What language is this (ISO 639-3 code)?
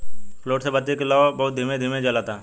bho